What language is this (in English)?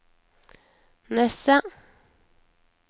Norwegian